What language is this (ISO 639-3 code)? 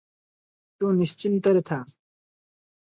ori